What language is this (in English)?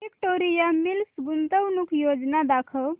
Marathi